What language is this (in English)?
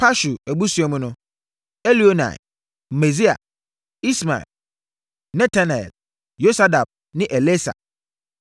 Akan